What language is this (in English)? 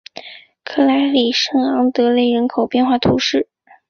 Chinese